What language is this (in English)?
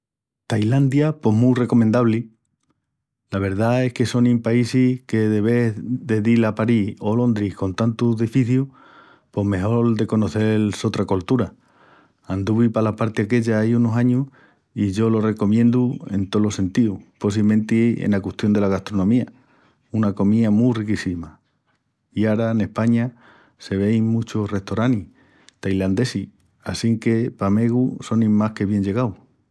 Extremaduran